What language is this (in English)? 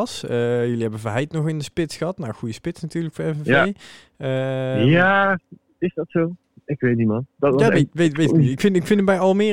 Dutch